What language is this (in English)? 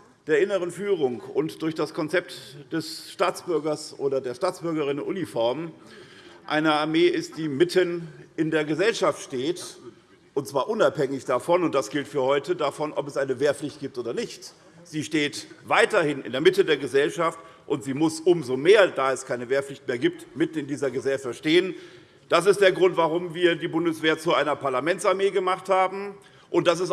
German